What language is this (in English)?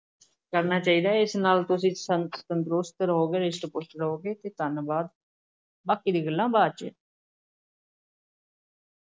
Punjabi